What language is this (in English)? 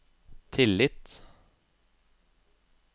Norwegian